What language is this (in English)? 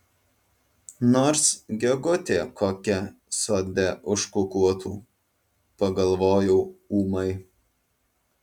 Lithuanian